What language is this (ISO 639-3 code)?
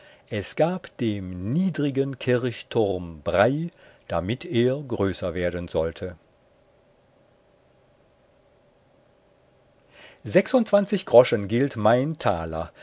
deu